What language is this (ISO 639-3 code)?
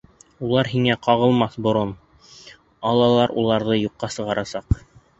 bak